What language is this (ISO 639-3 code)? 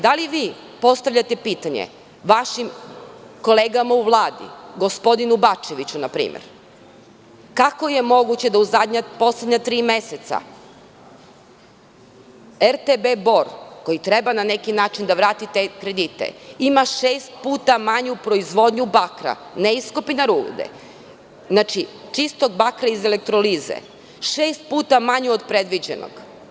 srp